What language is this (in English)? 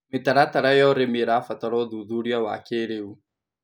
Kikuyu